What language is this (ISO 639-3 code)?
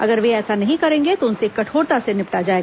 hin